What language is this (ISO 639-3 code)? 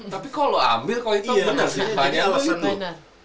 ind